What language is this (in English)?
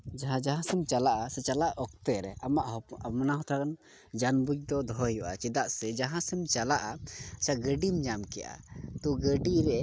Santali